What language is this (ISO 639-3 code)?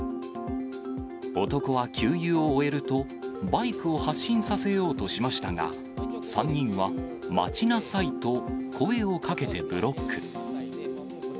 jpn